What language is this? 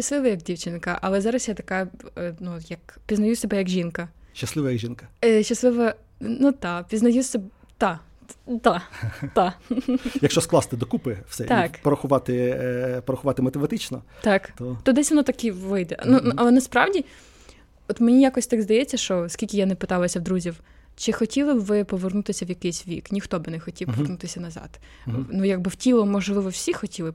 Ukrainian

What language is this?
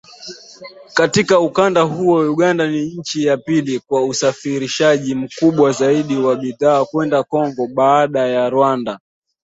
Swahili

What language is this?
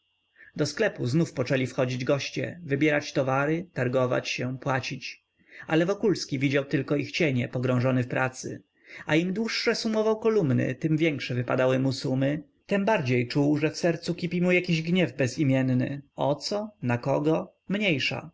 Polish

